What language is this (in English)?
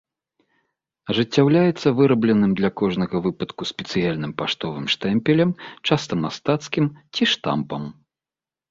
Belarusian